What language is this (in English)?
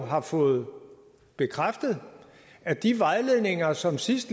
Danish